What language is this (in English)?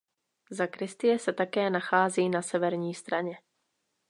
Czech